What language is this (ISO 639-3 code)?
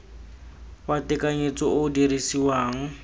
tsn